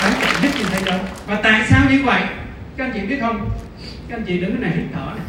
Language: Vietnamese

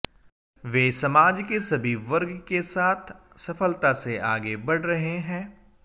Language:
Hindi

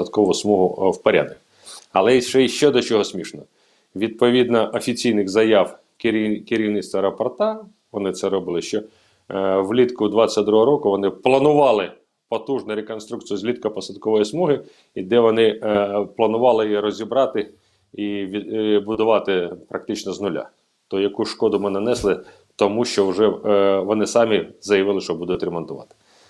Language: Ukrainian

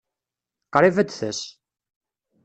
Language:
Kabyle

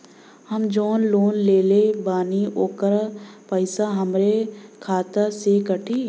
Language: Bhojpuri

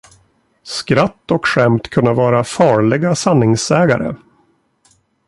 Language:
Swedish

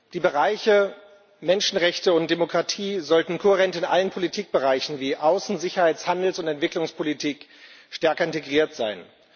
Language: German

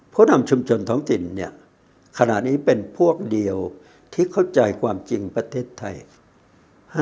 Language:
Thai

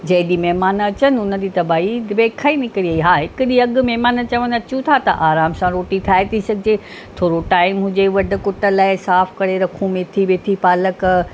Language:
Sindhi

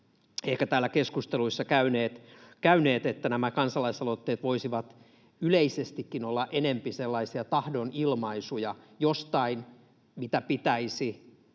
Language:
Finnish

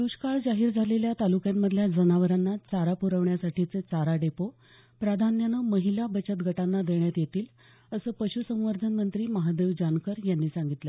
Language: Marathi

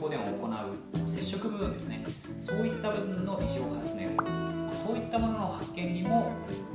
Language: Japanese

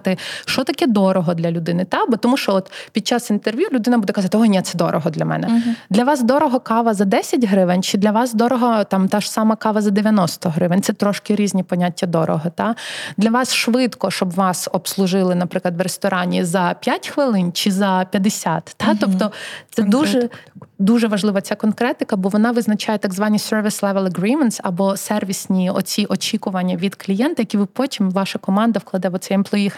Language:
Ukrainian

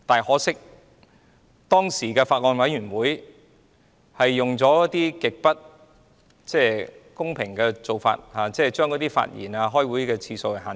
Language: Cantonese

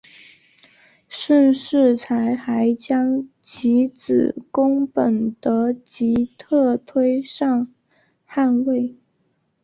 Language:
Chinese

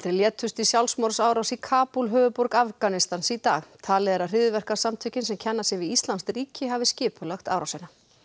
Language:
Icelandic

